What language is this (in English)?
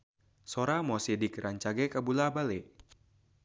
Sundanese